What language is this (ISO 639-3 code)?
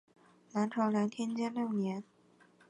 zho